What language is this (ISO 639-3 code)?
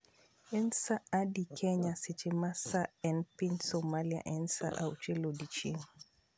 luo